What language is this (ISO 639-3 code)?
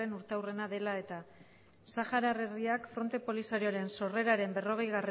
eus